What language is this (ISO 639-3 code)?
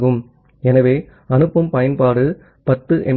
tam